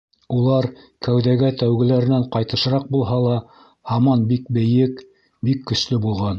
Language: Bashkir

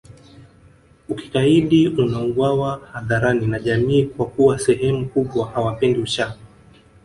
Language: Swahili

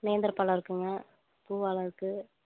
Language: Tamil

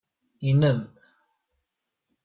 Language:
Kabyle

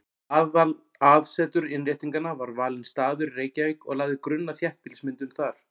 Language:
Icelandic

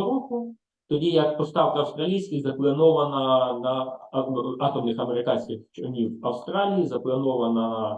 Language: Ukrainian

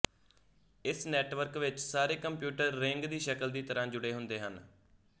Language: Punjabi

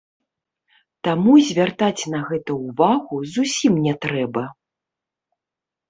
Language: Belarusian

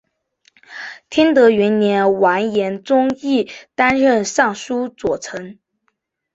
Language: Chinese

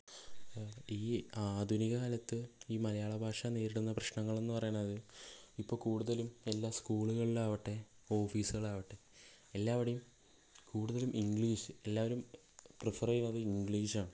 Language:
Malayalam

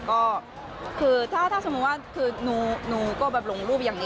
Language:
Thai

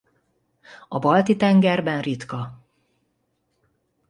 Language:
Hungarian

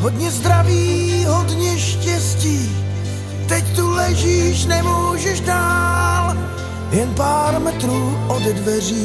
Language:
Czech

